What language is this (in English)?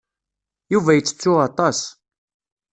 Kabyle